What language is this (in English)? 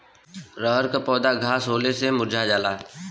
Bhojpuri